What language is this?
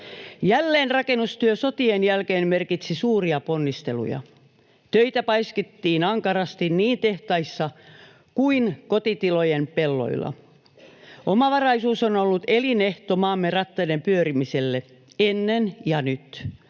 Finnish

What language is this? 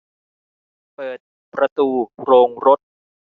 Thai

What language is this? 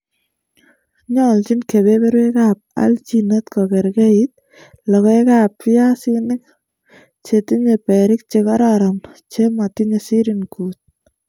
Kalenjin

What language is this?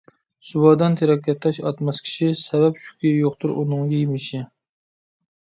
Uyghur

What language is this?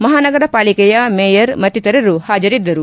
Kannada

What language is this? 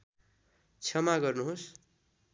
Nepali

